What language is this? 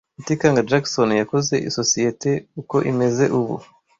Kinyarwanda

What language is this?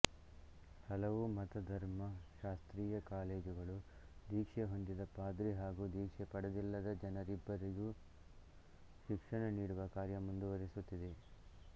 Kannada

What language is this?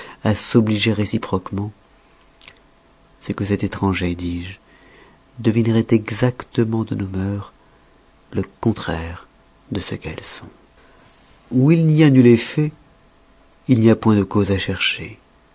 French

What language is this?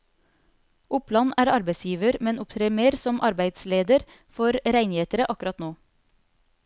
Norwegian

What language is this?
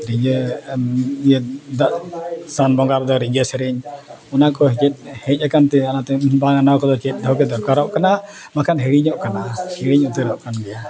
Santali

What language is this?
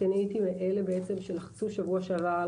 Hebrew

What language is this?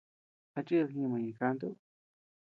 Tepeuxila Cuicatec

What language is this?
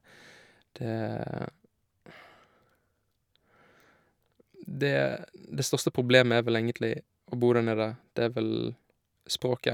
Norwegian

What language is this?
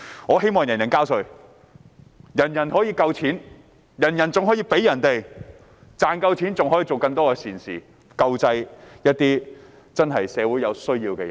Cantonese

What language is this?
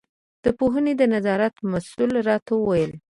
Pashto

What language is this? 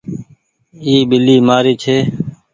Goaria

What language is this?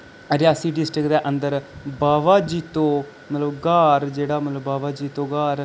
Dogri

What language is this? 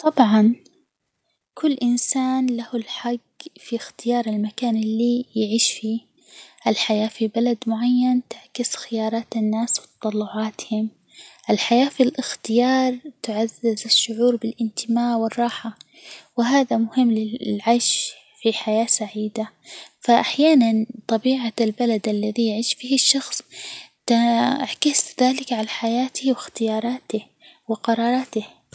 Hijazi Arabic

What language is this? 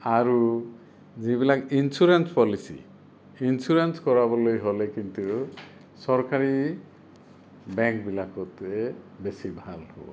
Assamese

